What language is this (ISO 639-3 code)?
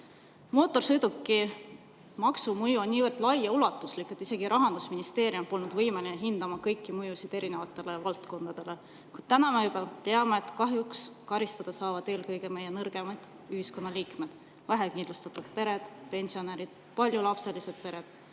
est